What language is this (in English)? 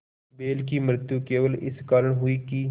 Hindi